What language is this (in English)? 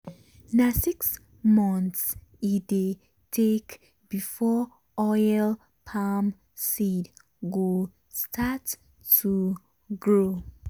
Nigerian Pidgin